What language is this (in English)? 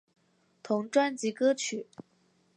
Chinese